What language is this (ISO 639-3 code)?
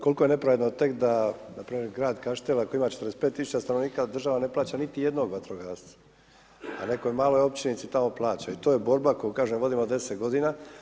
hrv